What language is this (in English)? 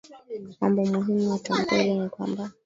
Swahili